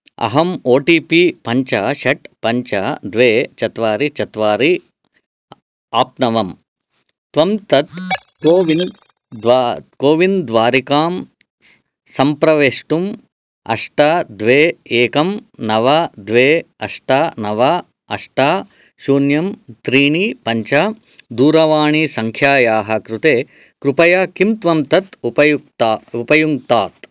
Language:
Sanskrit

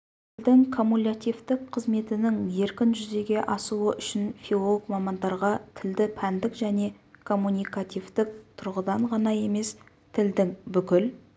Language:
Kazakh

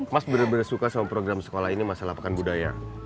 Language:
Indonesian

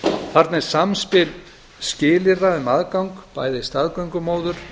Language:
Icelandic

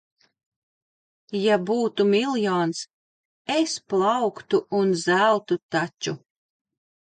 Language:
Latvian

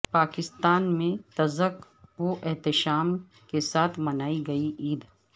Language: Urdu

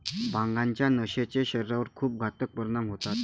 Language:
Marathi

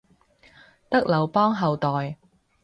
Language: Cantonese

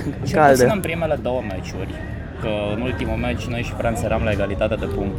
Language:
Romanian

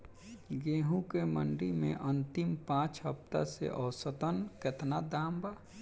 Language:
Bhojpuri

